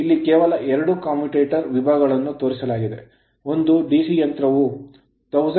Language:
Kannada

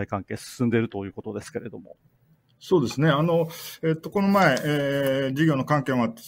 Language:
Japanese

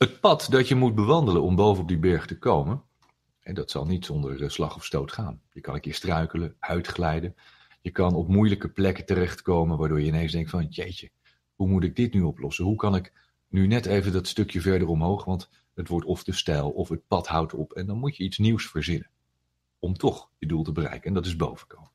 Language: Dutch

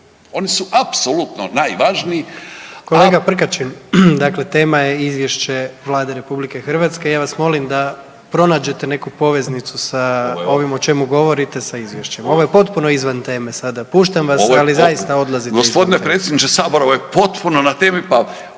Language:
Croatian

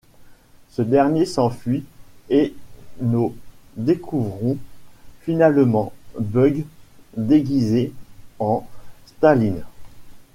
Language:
French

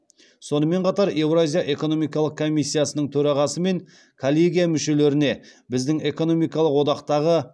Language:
Kazakh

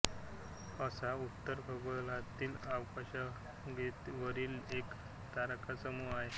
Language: Marathi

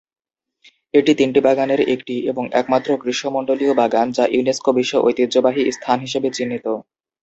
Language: Bangla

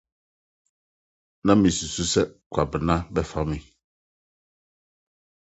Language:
Akan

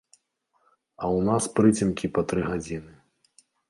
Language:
Belarusian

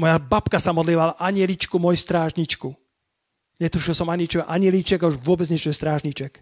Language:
Slovak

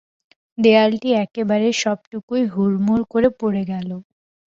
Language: Bangla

